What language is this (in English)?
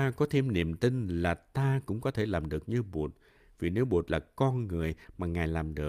Vietnamese